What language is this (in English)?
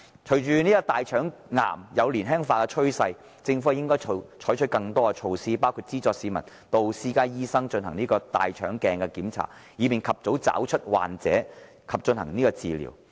Cantonese